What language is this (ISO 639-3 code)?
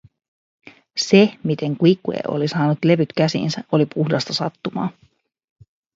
fin